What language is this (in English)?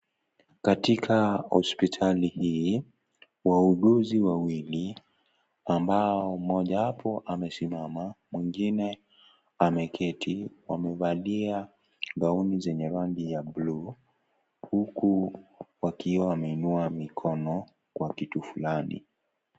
Swahili